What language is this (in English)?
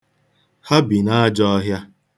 Igbo